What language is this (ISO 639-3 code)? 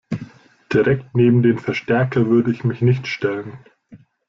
deu